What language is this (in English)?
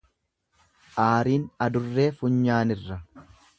Oromo